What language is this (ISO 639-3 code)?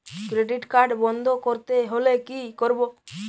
ben